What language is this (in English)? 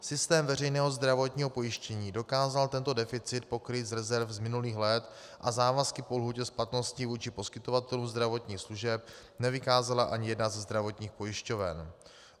Czech